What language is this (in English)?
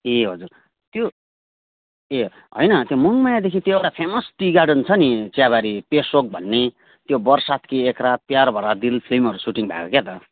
Nepali